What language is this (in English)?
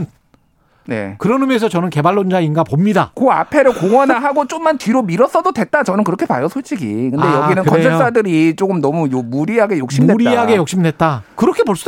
Korean